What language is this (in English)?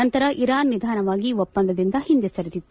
Kannada